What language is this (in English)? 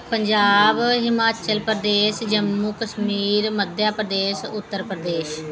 Punjabi